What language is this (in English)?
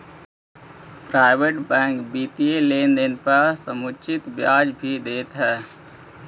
Magahi